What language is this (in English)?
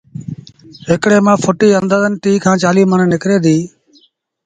Sindhi Bhil